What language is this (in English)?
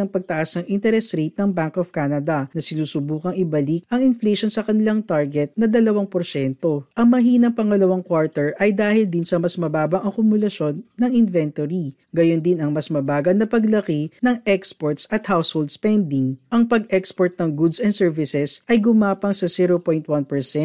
Filipino